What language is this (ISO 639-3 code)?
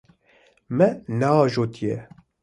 kur